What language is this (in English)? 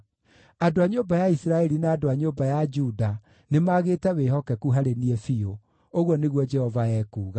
Kikuyu